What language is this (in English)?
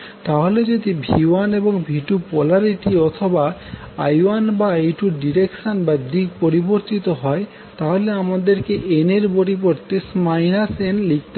Bangla